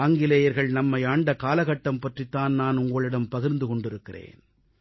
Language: Tamil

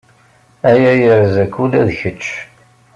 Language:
Kabyle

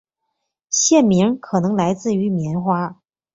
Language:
Chinese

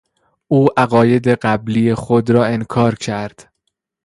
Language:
Persian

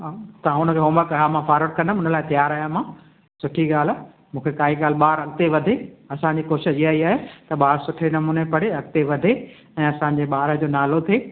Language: Sindhi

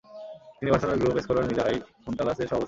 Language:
Bangla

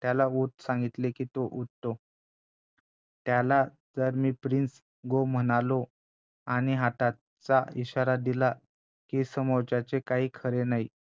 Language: Marathi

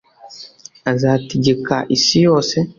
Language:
Kinyarwanda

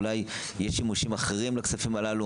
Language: Hebrew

